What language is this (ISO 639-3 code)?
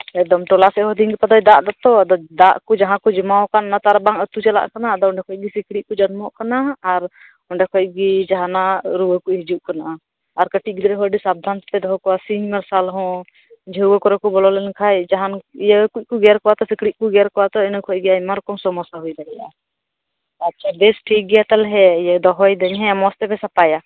sat